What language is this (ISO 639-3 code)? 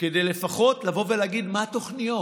heb